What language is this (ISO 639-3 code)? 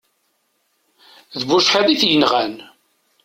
kab